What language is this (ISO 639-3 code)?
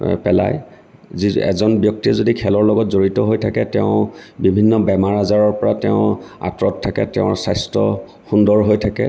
asm